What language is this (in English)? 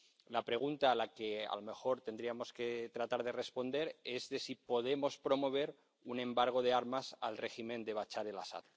Spanish